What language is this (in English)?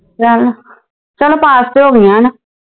Punjabi